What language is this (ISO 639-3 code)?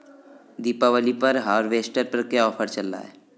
hin